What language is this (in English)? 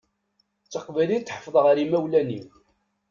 Kabyle